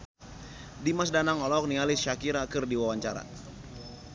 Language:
Sundanese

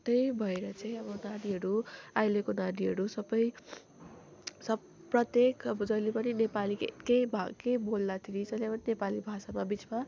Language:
Nepali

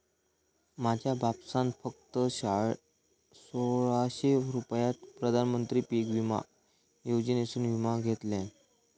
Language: Marathi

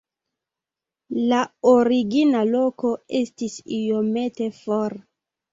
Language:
Esperanto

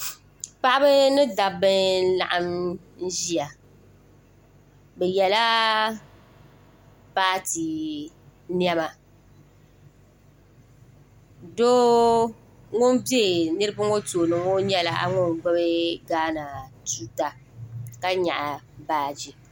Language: Dagbani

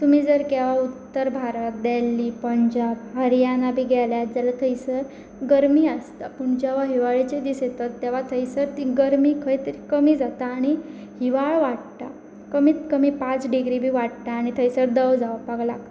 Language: Konkani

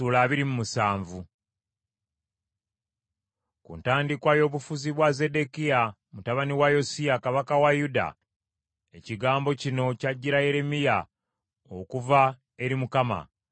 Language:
Ganda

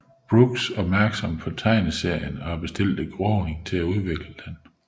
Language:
Danish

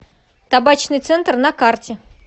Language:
Russian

